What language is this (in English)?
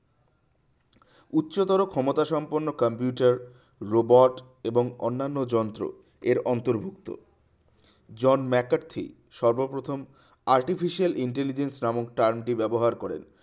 Bangla